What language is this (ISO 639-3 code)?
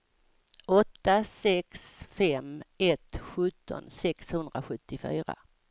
swe